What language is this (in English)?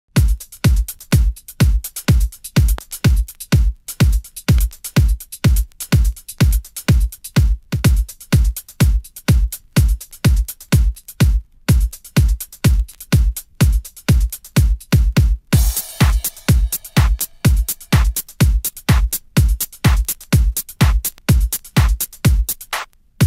English